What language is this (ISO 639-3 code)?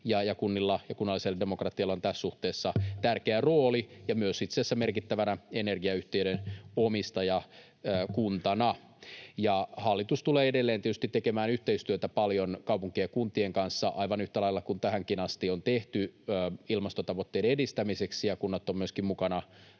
fin